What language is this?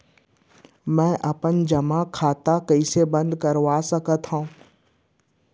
Chhattisgarhi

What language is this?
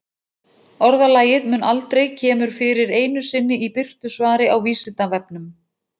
Icelandic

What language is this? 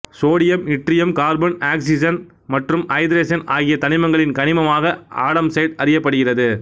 Tamil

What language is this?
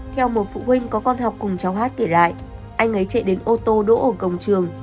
Vietnamese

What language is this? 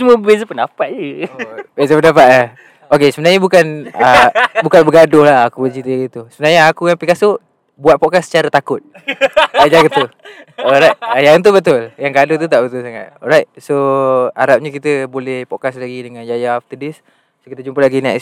Malay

